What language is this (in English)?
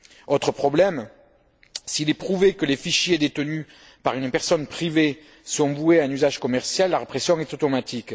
French